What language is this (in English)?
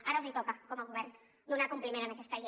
Catalan